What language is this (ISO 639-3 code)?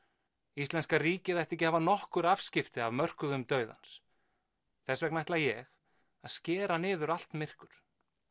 isl